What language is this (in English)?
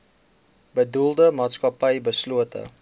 Afrikaans